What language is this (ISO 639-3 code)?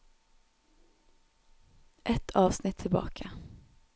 nor